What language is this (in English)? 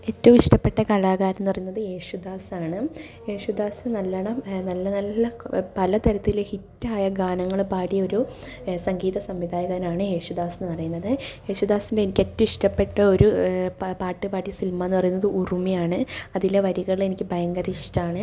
Malayalam